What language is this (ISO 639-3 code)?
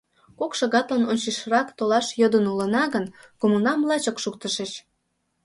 chm